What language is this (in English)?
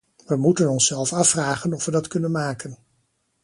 Dutch